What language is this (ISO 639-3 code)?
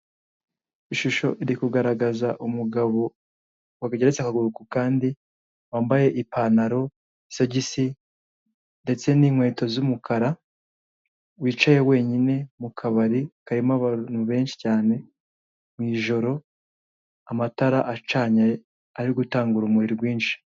kin